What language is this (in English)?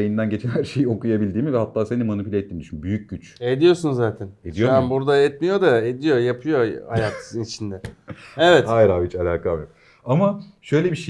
Turkish